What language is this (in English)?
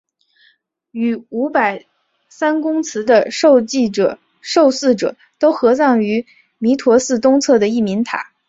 Chinese